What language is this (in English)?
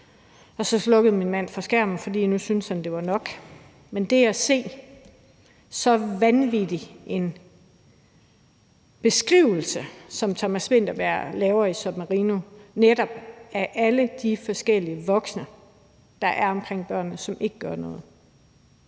Danish